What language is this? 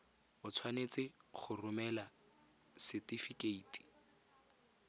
Tswana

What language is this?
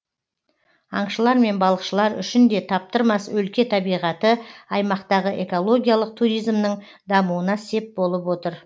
Kazakh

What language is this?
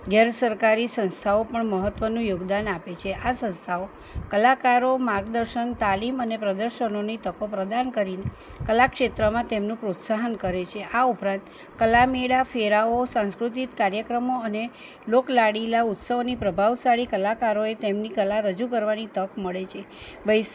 Gujarati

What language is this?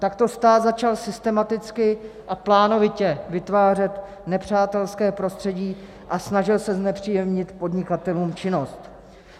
Czech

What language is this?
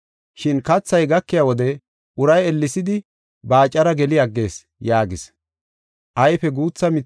Gofa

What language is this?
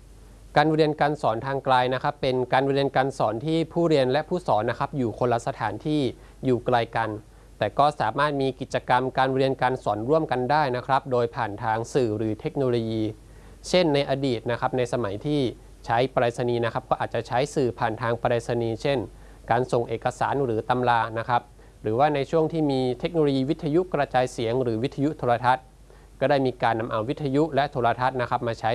Thai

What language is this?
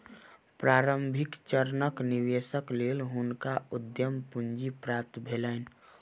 Maithili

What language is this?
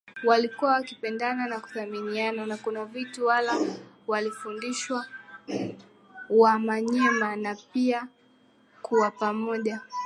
Swahili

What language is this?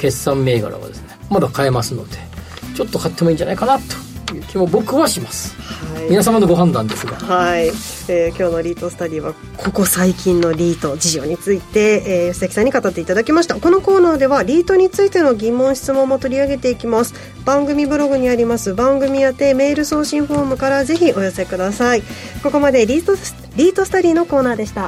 Japanese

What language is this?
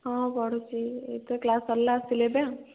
Odia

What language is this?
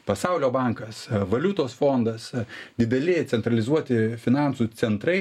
Lithuanian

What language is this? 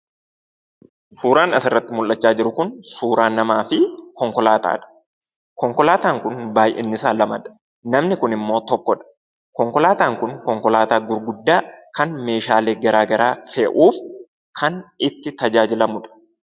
Oromo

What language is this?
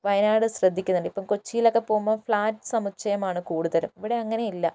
Malayalam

